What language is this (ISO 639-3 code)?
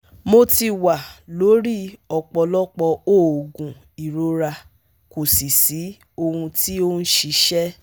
yor